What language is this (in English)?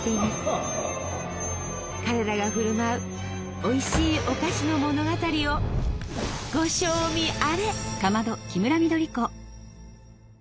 Japanese